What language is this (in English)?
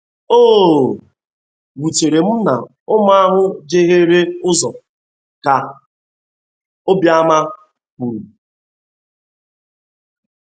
Igbo